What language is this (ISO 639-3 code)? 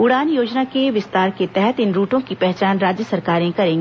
hin